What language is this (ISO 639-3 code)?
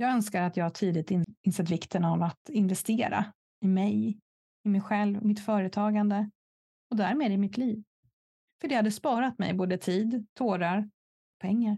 swe